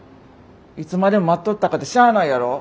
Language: Japanese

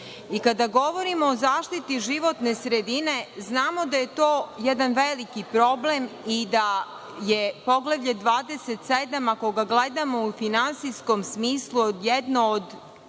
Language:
Serbian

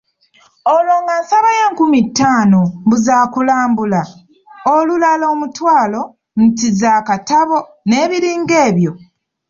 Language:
Ganda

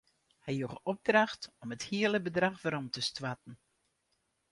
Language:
Western Frisian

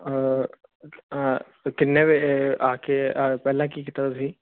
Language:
Punjabi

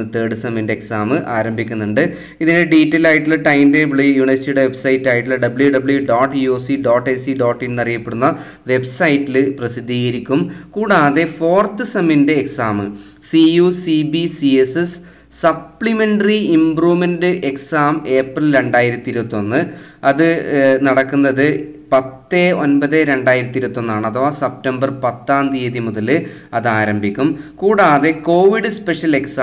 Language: Dutch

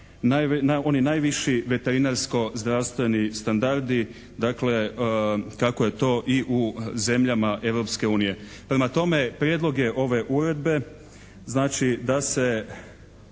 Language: Croatian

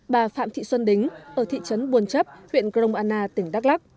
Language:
Vietnamese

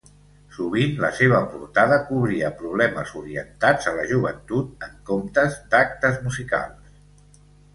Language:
Catalan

